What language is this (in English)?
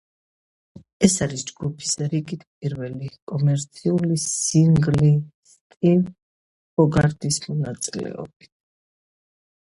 Georgian